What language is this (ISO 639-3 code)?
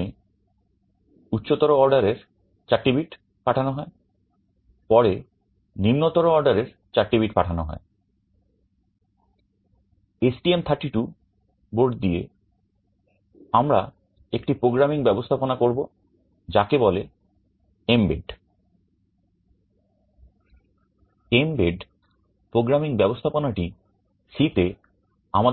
ben